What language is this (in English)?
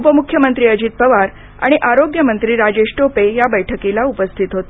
Marathi